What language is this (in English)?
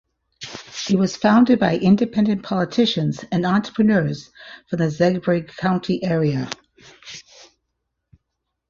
English